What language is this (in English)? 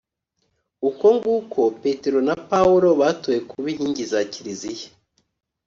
Kinyarwanda